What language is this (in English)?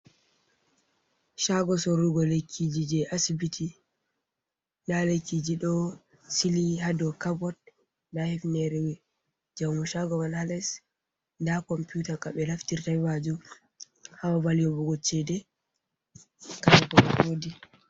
Fula